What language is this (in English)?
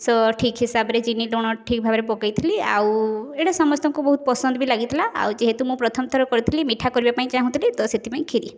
Odia